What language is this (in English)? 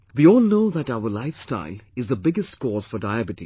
English